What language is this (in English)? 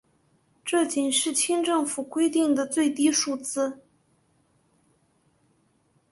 Chinese